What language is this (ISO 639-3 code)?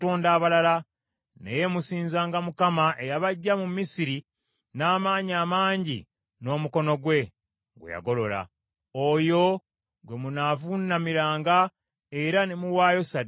lug